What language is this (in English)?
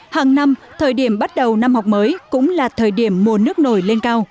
Vietnamese